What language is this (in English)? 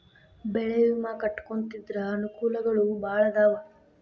Kannada